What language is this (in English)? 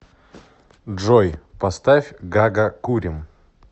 Russian